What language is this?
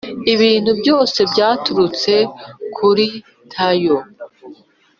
Kinyarwanda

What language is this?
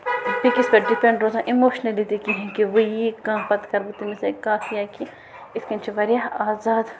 Kashmiri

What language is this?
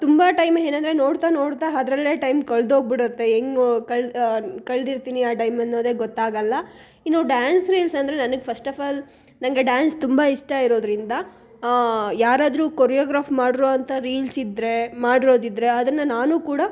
Kannada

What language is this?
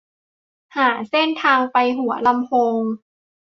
Thai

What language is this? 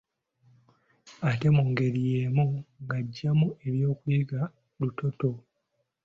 Ganda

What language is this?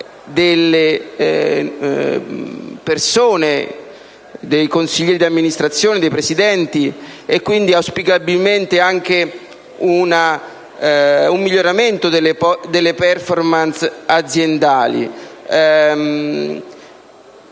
Italian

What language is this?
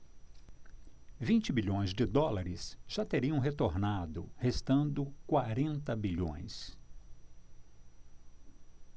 Portuguese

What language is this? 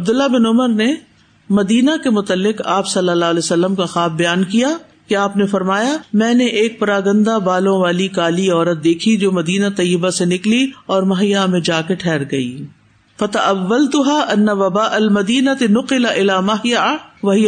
Urdu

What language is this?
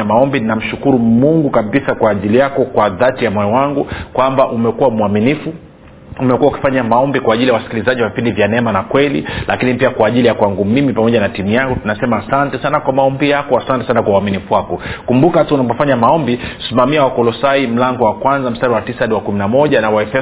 Swahili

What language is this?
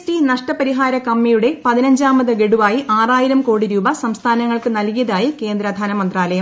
Malayalam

